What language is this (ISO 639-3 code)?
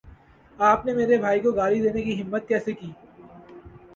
urd